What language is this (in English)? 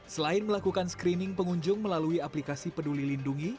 Indonesian